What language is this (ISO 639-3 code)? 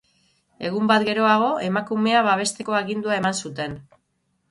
eus